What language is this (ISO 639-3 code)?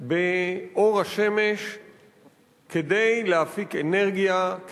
heb